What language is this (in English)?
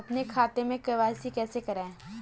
Hindi